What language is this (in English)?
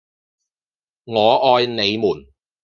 Cantonese